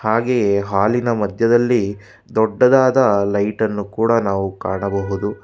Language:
Kannada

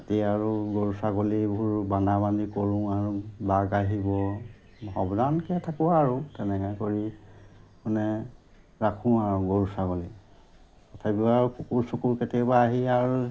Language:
Assamese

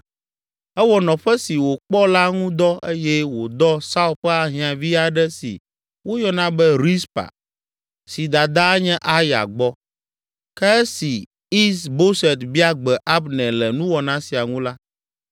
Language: Ewe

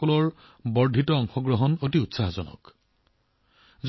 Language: Assamese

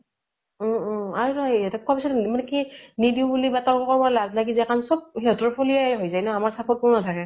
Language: Assamese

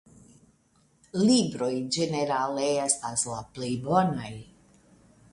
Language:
Esperanto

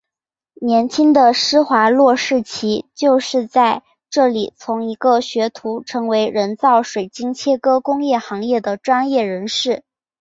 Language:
Chinese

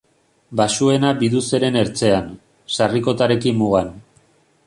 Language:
Basque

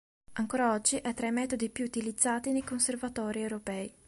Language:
Italian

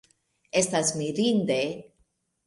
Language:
Esperanto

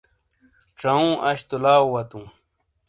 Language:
Shina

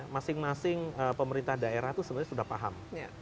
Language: Indonesian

